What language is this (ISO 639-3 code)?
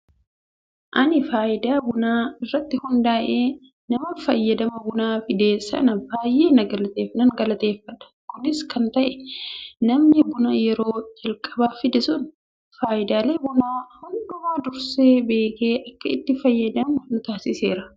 orm